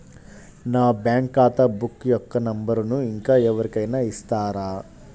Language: Telugu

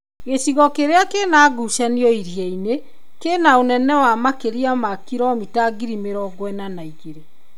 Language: Kikuyu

